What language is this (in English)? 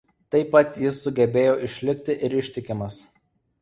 Lithuanian